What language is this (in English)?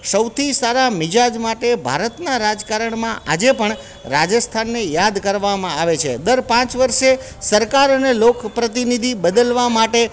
Gujarati